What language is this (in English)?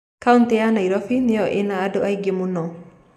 Kikuyu